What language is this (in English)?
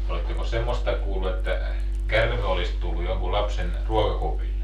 Finnish